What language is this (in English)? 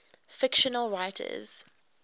English